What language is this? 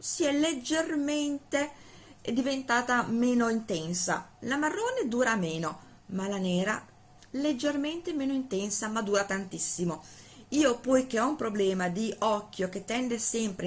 Italian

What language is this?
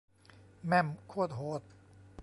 Thai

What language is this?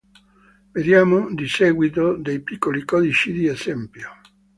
Italian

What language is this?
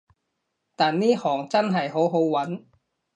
Cantonese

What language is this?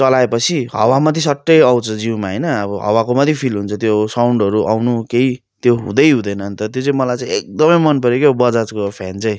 Nepali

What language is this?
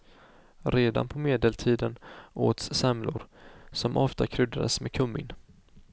Swedish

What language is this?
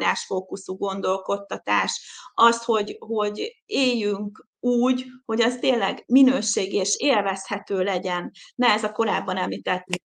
Hungarian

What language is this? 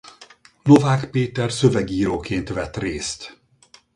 Hungarian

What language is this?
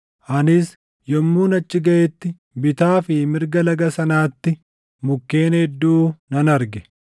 Oromo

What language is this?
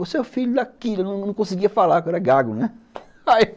Portuguese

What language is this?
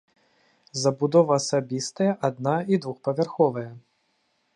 Belarusian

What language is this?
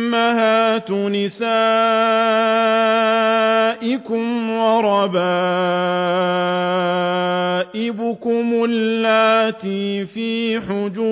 Arabic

